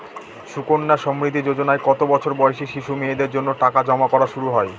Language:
Bangla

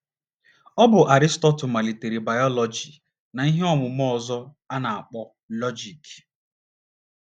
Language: Igbo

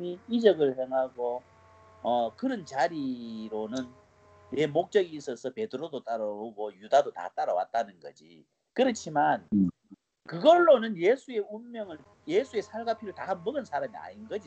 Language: Korean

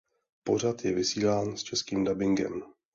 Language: Czech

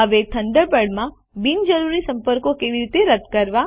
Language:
Gujarati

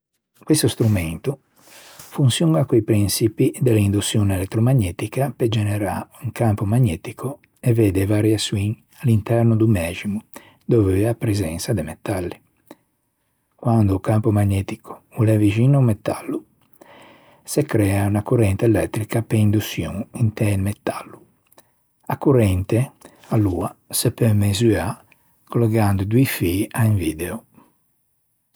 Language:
Ligurian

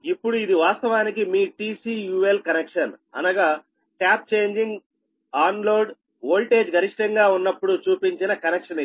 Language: Telugu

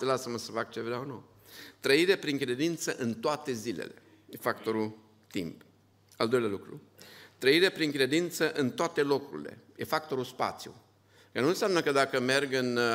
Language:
Romanian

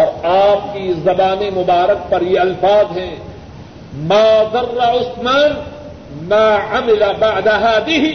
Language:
Urdu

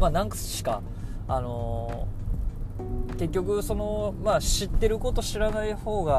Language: Japanese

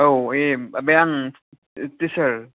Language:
Bodo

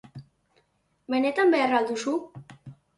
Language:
Basque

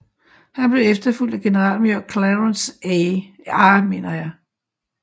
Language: Danish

